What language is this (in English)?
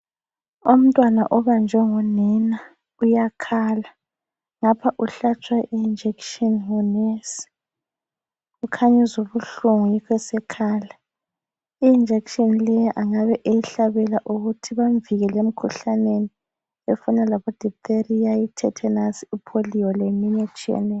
North Ndebele